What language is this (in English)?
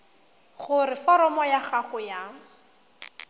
Tswana